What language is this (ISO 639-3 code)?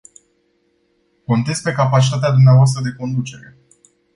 ron